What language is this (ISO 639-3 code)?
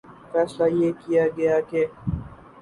urd